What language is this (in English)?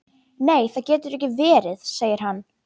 Icelandic